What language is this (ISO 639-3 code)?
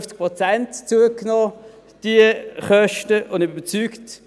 gsw